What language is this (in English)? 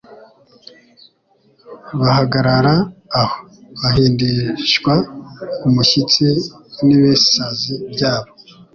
Kinyarwanda